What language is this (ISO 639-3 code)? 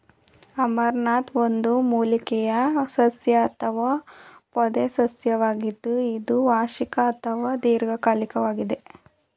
kan